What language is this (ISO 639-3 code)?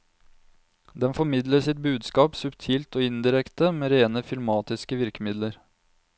nor